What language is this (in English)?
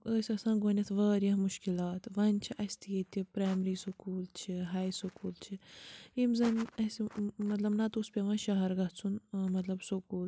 Kashmiri